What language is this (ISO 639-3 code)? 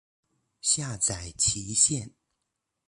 zho